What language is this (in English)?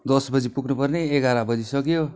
Nepali